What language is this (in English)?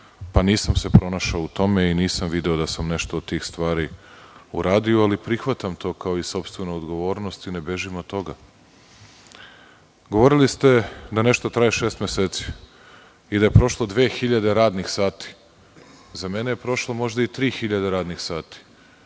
Serbian